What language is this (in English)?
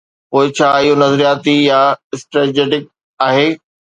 Sindhi